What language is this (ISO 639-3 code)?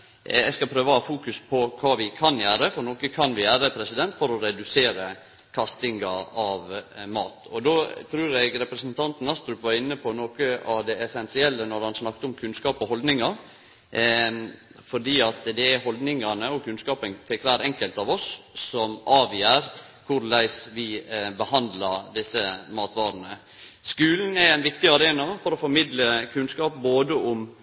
nno